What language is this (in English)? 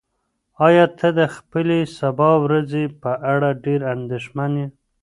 Pashto